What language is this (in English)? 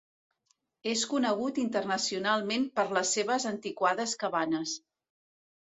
Catalan